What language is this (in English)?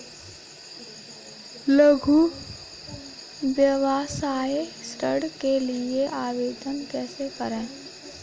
Hindi